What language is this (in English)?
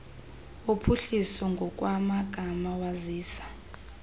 Xhosa